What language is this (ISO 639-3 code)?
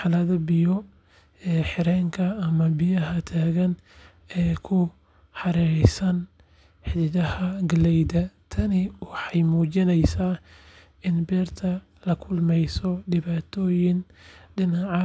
som